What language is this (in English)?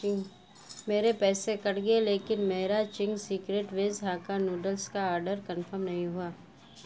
Urdu